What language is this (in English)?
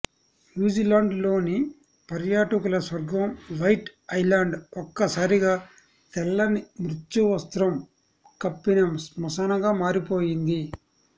Telugu